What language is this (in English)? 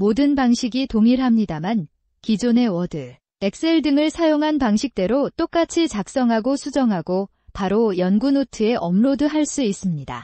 Korean